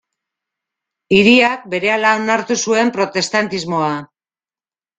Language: Basque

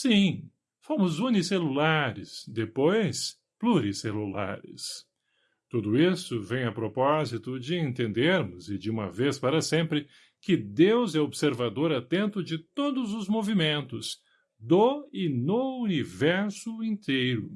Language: Portuguese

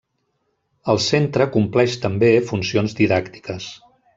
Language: Catalan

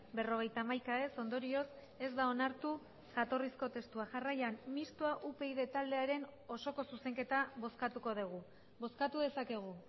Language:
Basque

